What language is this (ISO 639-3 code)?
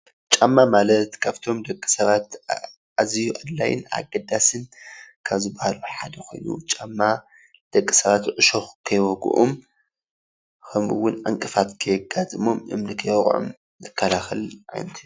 tir